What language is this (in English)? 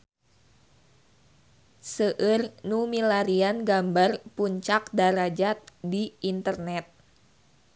Sundanese